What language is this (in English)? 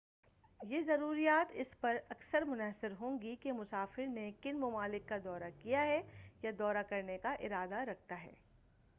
Urdu